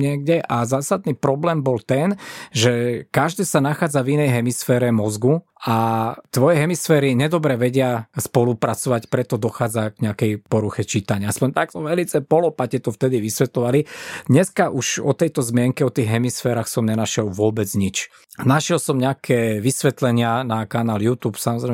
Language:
Slovak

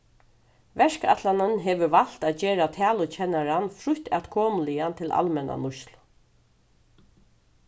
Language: Faroese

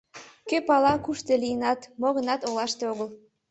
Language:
Mari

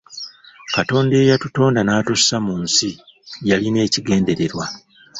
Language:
Ganda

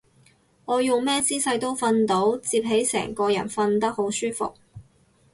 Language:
Cantonese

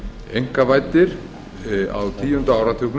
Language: Icelandic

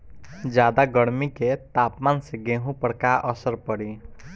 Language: Bhojpuri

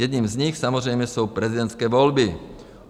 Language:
Czech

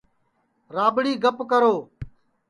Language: Sansi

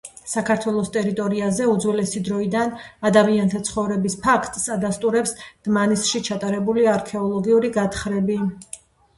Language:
Georgian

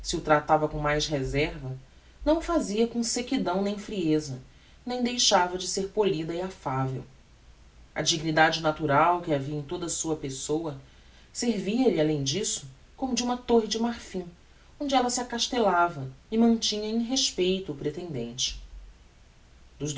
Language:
Portuguese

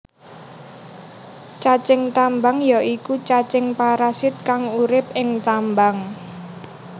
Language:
Javanese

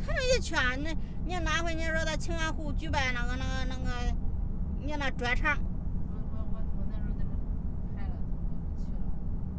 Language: Chinese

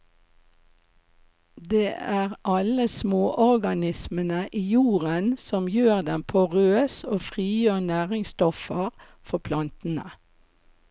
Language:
Norwegian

